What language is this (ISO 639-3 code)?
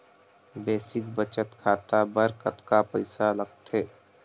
hne